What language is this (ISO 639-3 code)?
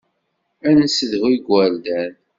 kab